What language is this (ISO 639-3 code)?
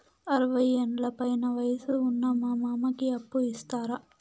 tel